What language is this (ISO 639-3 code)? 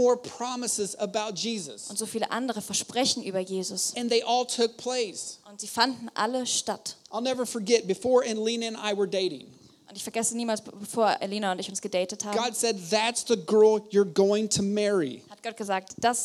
deu